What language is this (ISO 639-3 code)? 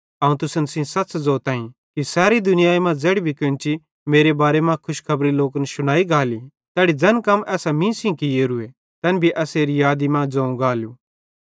bhd